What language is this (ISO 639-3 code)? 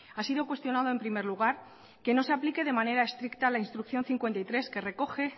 spa